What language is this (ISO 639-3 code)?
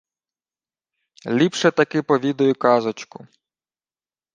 ukr